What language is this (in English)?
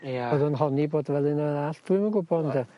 Welsh